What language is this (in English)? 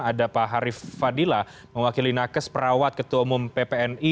Indonesian